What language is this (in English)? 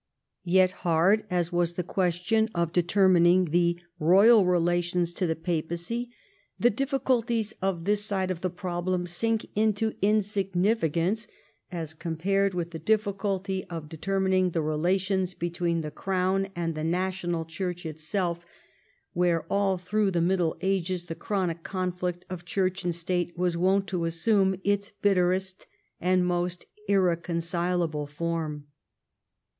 English